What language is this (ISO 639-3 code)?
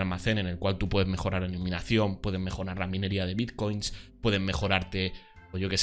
spa